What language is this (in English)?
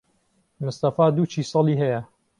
Central Kurdish